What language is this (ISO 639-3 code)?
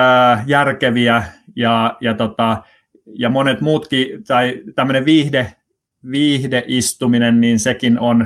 fin